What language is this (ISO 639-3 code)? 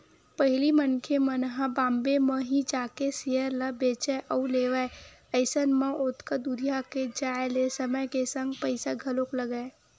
hne